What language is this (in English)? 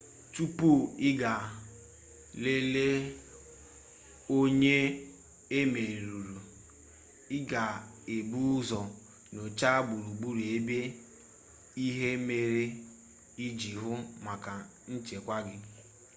Igbo